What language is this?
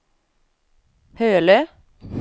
Swedish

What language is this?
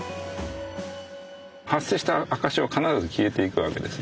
Japanese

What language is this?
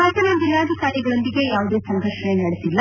Kannada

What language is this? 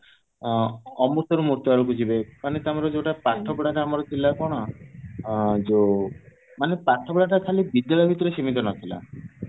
Odia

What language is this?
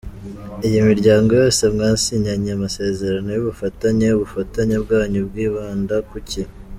Kinyarwanda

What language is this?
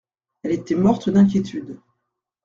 French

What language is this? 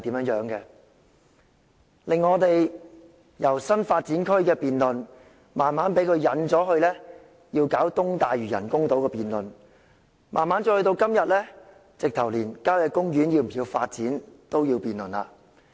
Cantonese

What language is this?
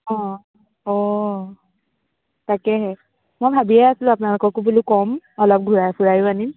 Assamese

